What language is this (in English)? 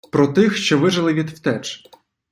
Ukrainian